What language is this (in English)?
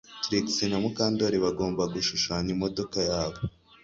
Kinyarwanda